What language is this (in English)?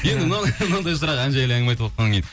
Kazakh